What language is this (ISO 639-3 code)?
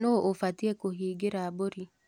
kik